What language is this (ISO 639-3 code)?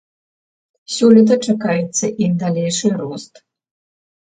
bel